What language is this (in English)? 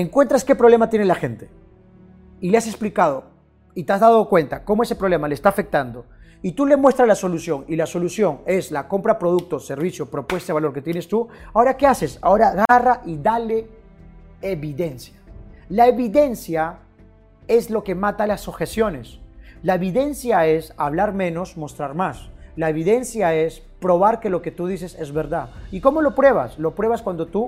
Spanish